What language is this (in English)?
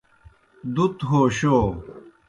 Kohistani Shina